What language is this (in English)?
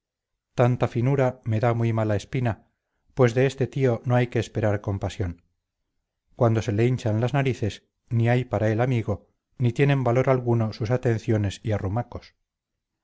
Spanish